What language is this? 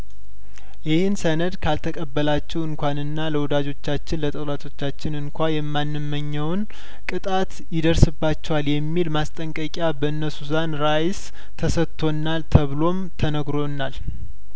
Amharic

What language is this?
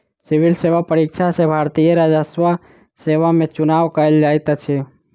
Maithili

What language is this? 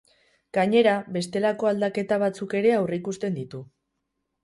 Basque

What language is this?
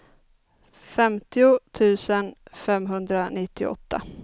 Swedish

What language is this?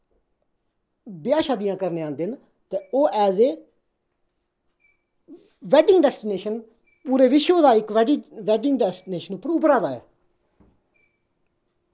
Dogri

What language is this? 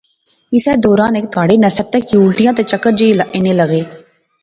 Pahari-Potwari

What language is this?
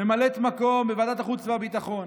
Hebrew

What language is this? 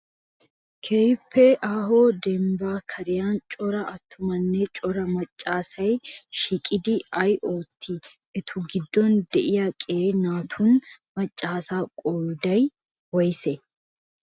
Wolaytta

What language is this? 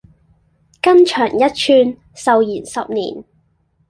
Cantonese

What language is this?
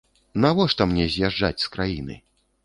Belarusian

